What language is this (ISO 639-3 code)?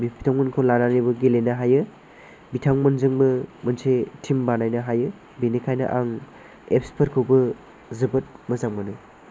brx